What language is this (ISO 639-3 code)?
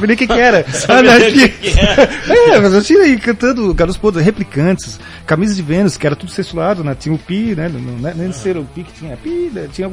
por